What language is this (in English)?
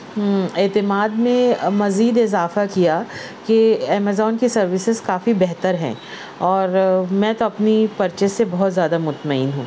Urdu